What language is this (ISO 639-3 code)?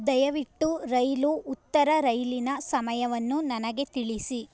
kan